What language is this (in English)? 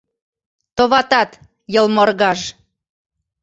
Mari